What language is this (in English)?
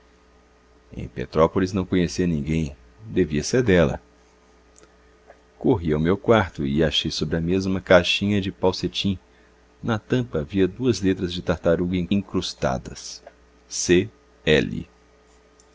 Portuguese